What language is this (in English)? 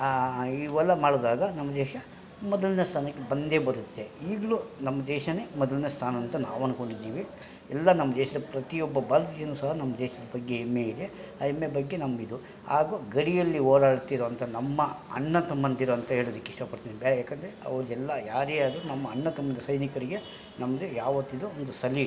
Kannada